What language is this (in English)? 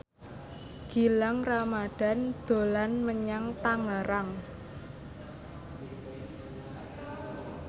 Javanese